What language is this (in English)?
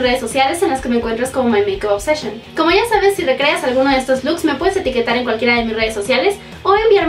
Spanish